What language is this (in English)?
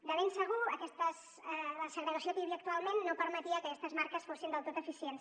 Catalan